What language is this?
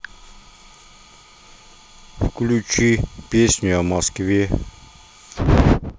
Russian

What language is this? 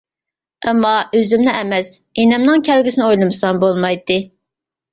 Uyghur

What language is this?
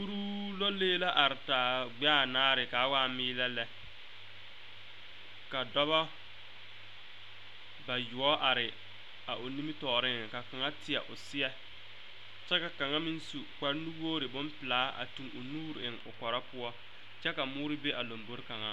Southern Dagaare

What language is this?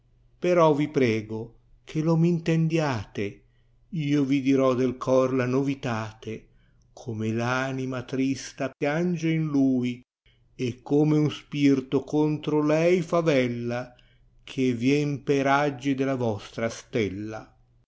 Italian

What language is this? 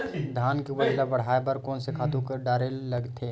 Chhattisgarhi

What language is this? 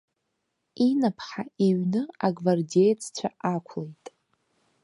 Abkhazian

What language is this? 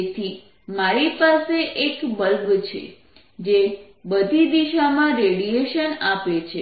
Gujarati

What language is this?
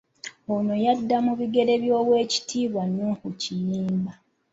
Ganda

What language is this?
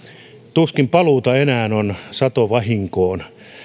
Finnish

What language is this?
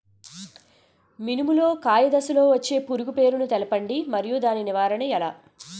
Telugu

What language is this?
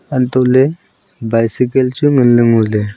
Wancho Naga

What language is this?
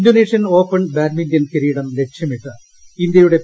Malayalam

